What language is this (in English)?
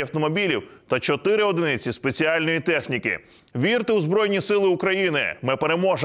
Ukrainian